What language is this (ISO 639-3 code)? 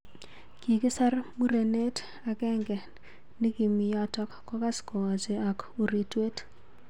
kln